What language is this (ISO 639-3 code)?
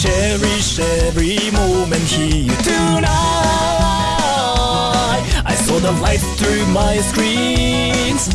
eng